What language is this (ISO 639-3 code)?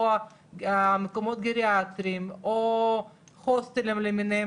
heb